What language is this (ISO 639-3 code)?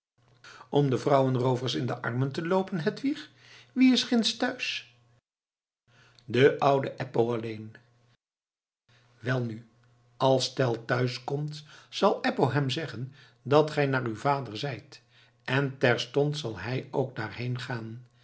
nld